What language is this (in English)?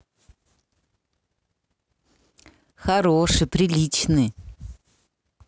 Russian